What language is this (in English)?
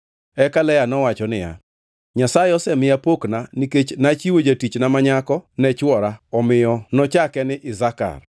Luo (Kenya and Tanzania)